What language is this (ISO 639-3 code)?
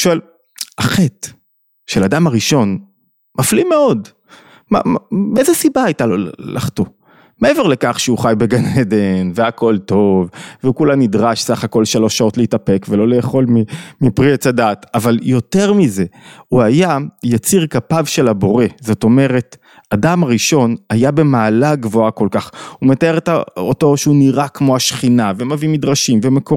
heb